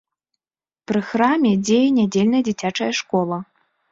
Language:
Belarusian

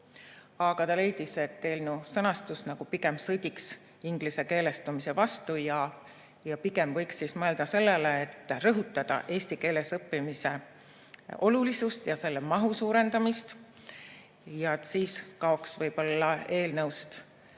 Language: Estonian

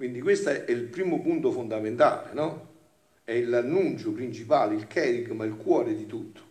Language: Italian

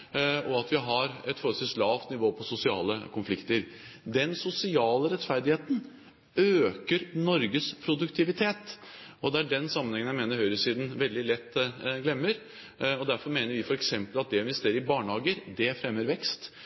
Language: Norwegian Bokmål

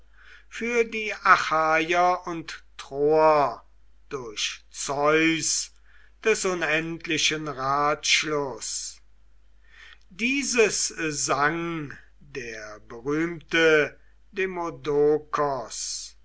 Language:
German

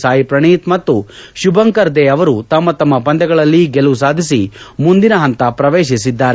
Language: Kannada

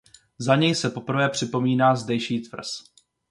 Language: Czech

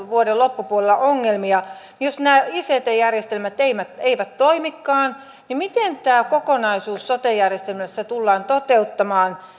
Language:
Finnish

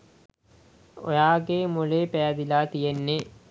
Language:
Sinhala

